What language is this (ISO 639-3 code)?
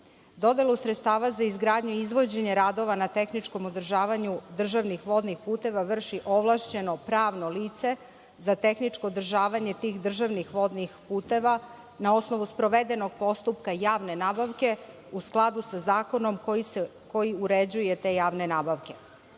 srp